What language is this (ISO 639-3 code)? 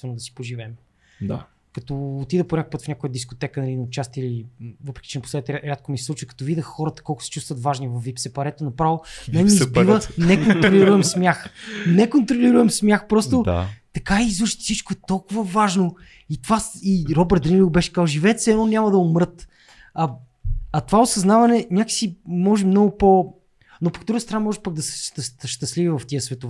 bul